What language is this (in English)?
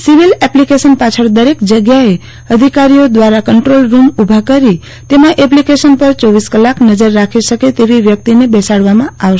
Gujarati